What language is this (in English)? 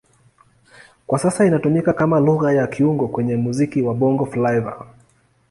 Swahili